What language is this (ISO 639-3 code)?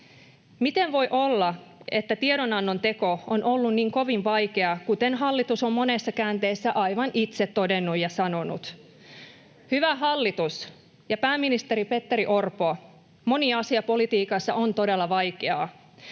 fin